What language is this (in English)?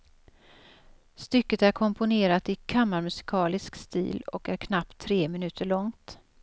Swedish